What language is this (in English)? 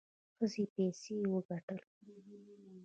Pashto